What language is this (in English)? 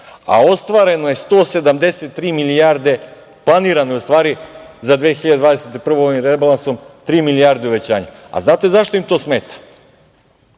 Serbian